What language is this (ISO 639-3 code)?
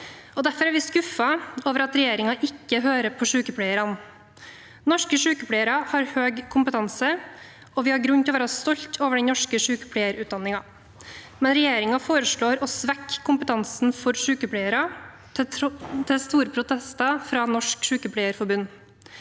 nor